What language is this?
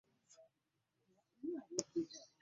Ganda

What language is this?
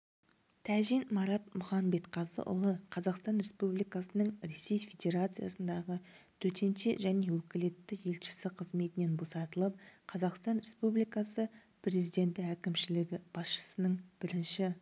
Kazakh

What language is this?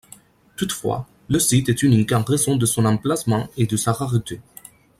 French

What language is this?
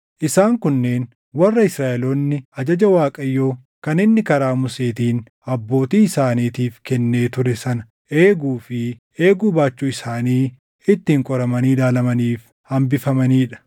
Oromo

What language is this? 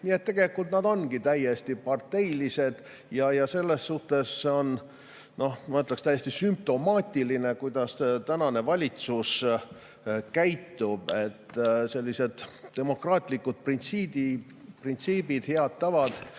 Estonian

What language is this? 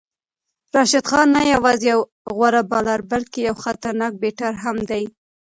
Pashto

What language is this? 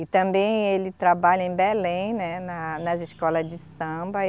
Portuguese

